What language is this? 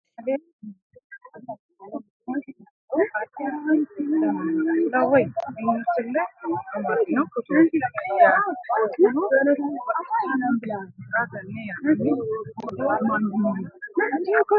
Sidamo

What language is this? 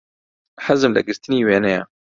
Central Kurdish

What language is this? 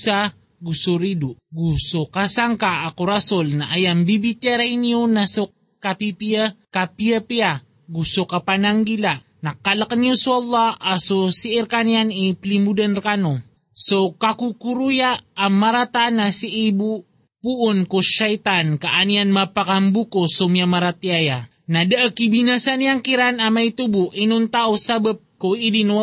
Filipino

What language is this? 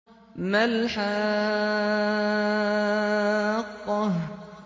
Arabic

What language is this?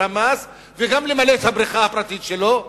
Hebrew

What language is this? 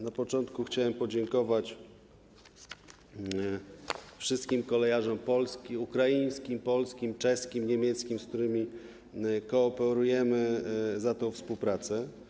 Polish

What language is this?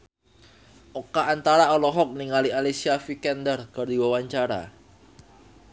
Sundanese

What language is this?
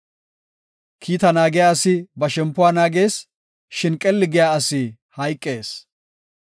Gofa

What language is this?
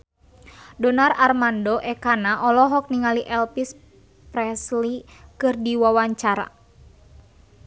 Sundanese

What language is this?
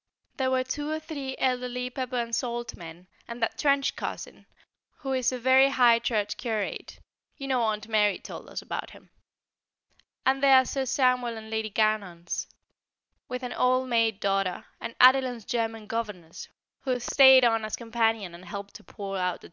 English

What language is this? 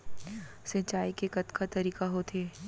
Chhattisgarhi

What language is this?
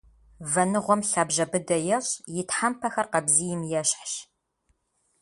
Kabardian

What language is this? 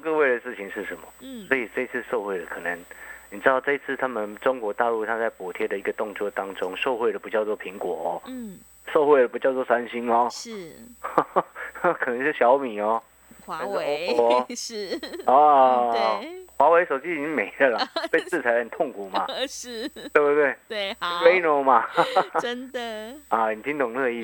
Chinese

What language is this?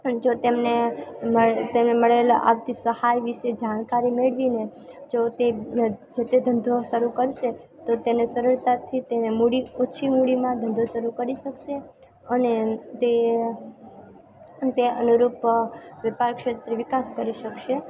Gujarati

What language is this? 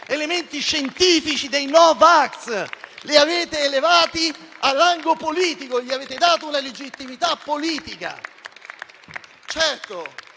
Italian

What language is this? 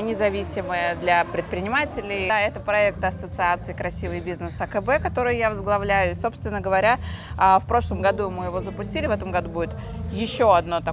Russian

